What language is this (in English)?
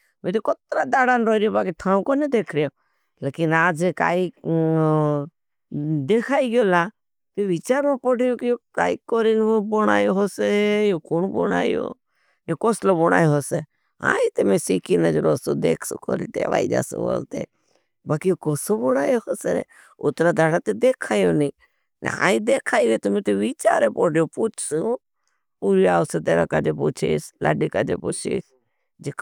Bhili